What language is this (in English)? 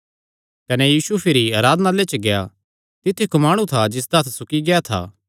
Kangri